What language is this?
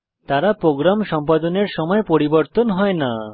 Bangla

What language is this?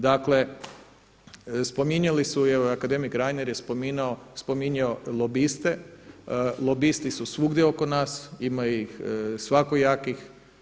Croatian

